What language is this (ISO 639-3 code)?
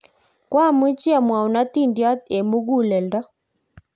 kln